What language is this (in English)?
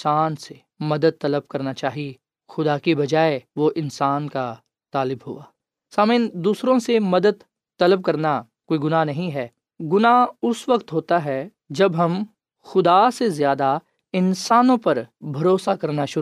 Urdu